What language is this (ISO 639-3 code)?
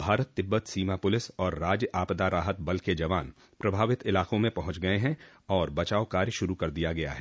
hin